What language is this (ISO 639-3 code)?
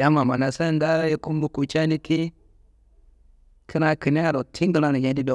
kbl